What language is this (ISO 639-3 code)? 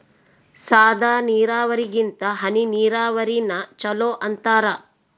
kan